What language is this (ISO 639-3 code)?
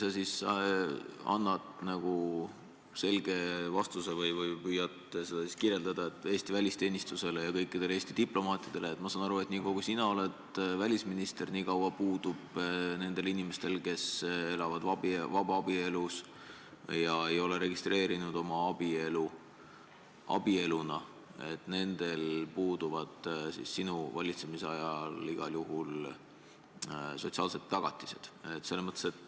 est